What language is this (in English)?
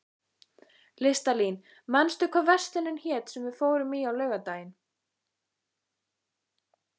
Icelandic